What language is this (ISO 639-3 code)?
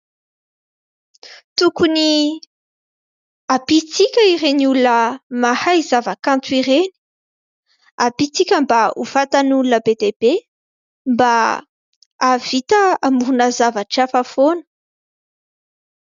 mlg